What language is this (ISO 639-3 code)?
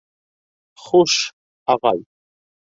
bak